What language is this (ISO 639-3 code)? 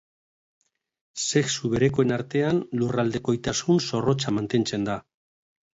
eus